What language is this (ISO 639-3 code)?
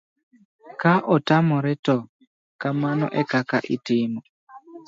luo